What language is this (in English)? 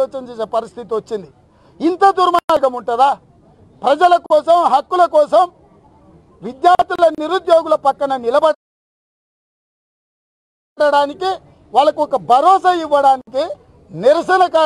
Telugu